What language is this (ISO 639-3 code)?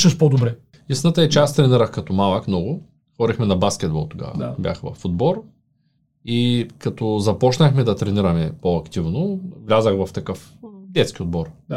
bul